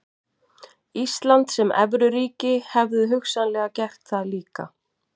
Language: Icelandic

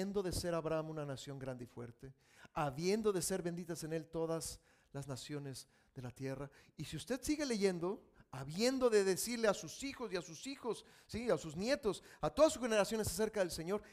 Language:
Spanish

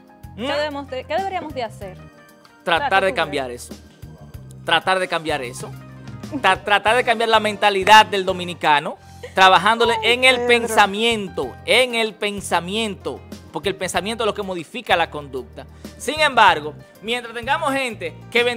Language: Spanish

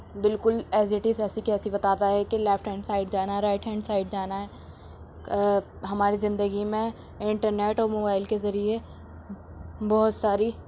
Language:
Urdu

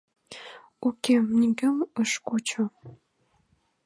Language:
Mari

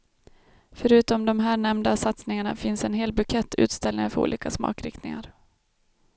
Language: Swedish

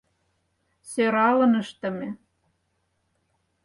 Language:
Mari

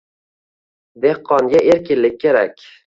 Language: Uzbek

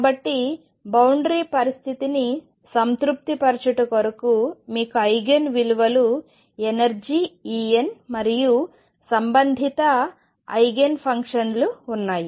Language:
Telugu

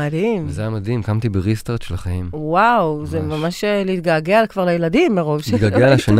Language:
Hebrew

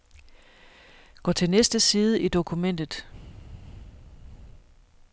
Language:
Danish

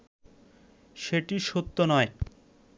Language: Bangla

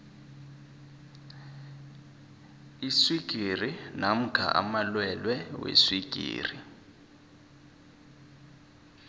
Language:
South Ndebele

